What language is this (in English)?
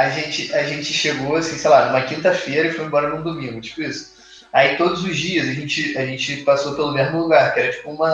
Portuguese